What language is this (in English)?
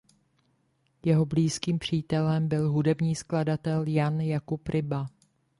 Czech